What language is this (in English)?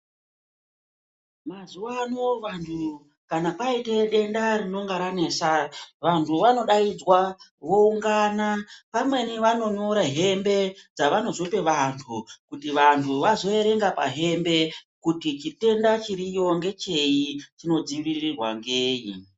Ndau